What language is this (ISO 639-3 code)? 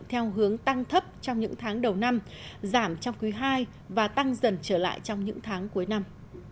vie